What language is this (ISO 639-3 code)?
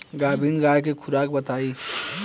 bho